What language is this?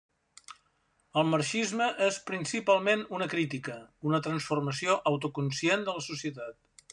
Catalan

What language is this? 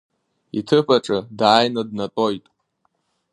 Abkhazian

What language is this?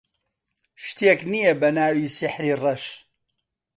Central Kurdish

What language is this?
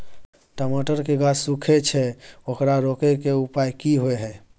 Maithili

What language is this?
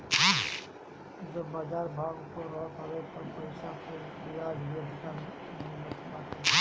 Bhojpuri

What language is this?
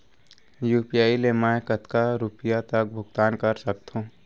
Chhattisgarhi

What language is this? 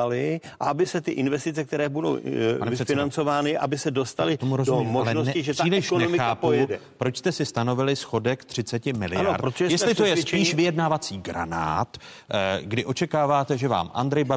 Czech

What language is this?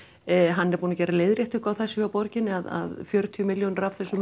Icelandic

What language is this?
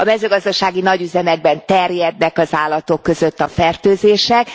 Hungarian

